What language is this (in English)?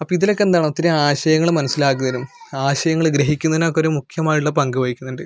Malayalam